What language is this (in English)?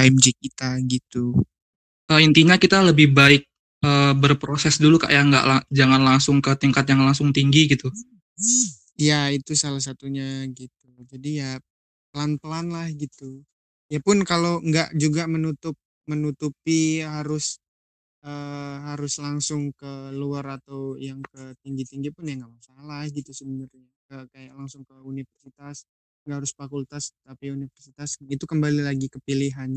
Indonesian